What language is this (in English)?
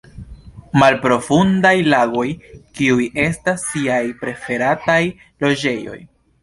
Esperanto